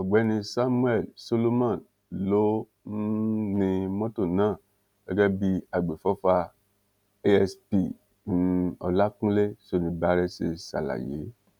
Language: Yoruba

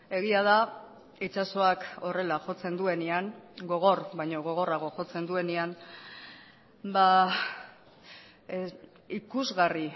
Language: Basque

